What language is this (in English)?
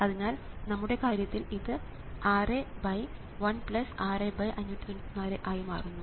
Malayalam